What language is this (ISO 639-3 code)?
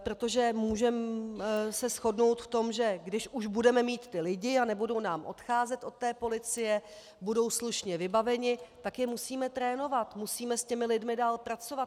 ces